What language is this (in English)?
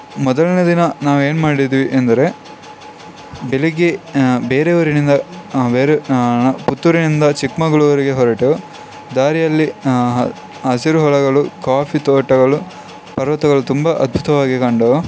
Kannada